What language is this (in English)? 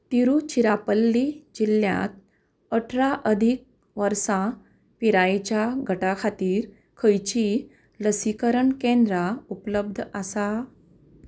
Konkani